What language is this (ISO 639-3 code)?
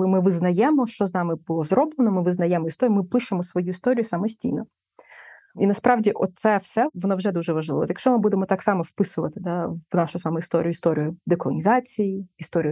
ukr